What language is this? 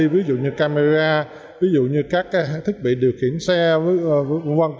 Vietnamese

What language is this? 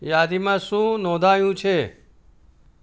Gujarati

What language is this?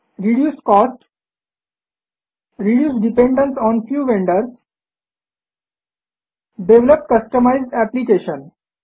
Marathi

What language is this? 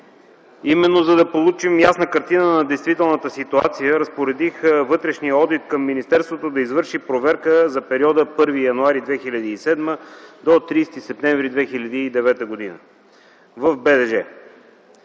Bulgarian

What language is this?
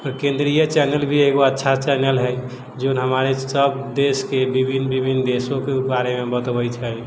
Maithili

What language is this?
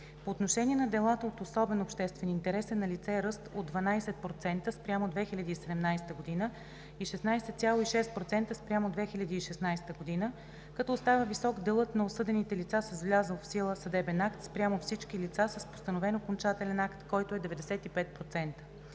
Bulgarian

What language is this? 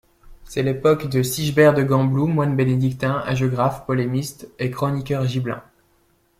French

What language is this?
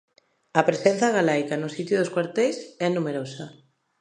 Galician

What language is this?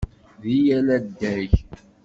Kabyle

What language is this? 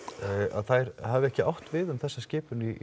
Icelandic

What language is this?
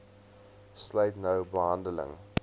Afrikaans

